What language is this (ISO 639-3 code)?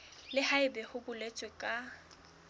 sot